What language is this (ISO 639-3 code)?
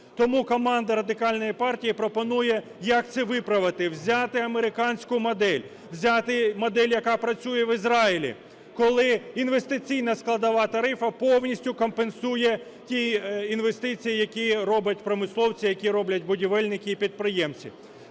ukr